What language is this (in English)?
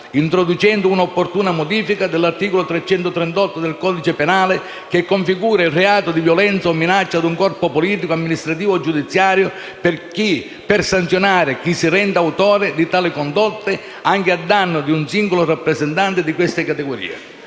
Italian